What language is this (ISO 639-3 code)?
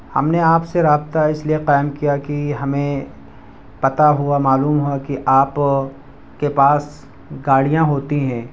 urd